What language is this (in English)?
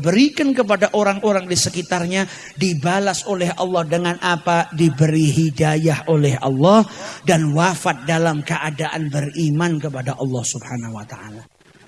Indonesian